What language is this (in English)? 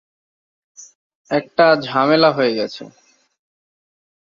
Bangla